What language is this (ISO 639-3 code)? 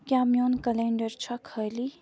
kas